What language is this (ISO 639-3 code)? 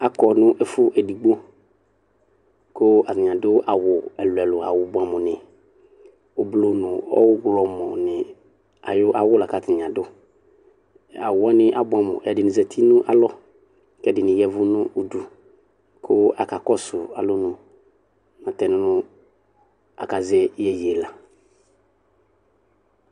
kpo